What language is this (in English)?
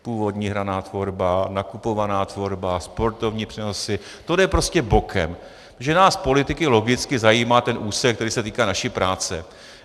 Czech